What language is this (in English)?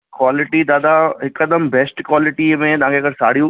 Sindhi